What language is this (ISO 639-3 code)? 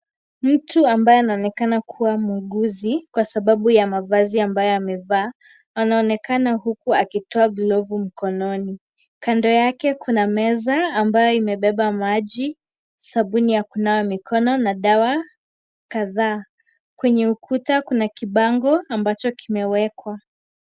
swa